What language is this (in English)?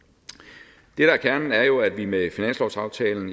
Danish